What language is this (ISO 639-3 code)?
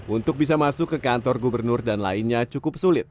ind